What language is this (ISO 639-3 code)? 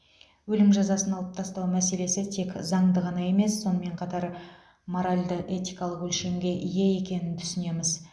kaz